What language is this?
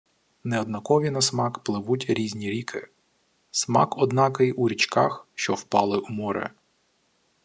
Ukrainian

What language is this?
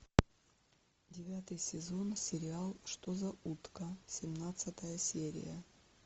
Russian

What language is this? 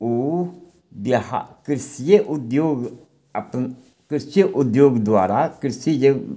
Maithili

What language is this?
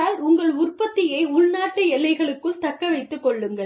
Tamil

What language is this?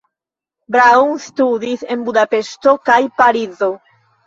Esperanto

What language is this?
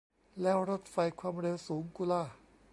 Thai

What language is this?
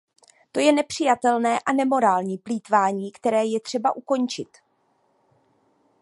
Czech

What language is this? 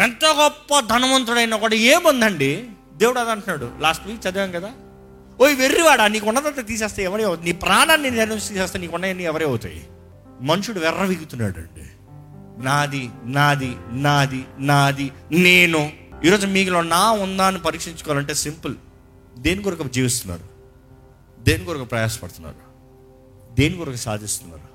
Telugu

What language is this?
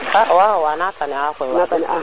Serer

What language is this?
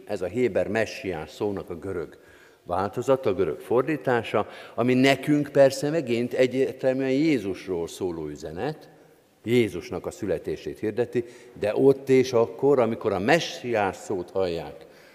Hungarian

